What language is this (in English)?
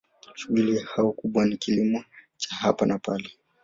Swahili